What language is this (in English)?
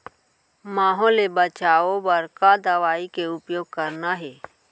Chhattisgarhi